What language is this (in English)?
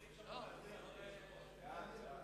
Hebrew